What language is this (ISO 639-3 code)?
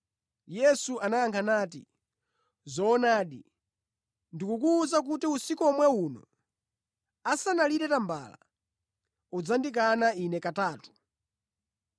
nya